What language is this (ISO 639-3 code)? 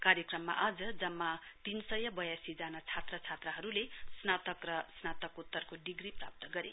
nep